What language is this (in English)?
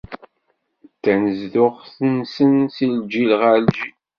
Kabyle